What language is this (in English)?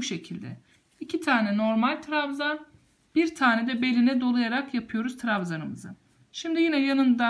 Turkish